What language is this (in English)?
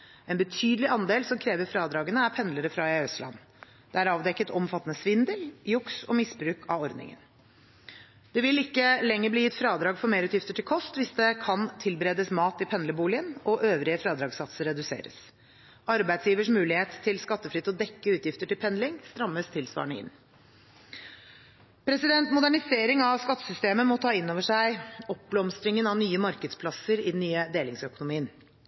Norwegian Bokmål